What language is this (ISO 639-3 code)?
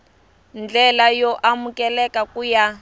tso